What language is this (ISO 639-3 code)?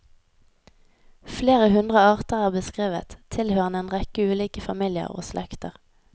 nor